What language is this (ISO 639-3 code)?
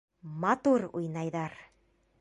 bak